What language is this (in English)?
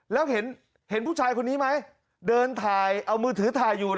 Thai